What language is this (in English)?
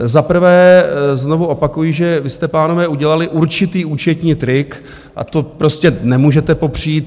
Czech